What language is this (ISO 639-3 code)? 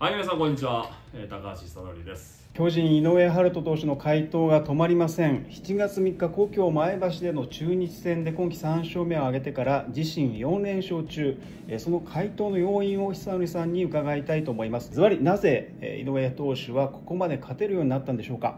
jpn